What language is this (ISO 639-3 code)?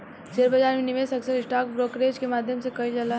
bho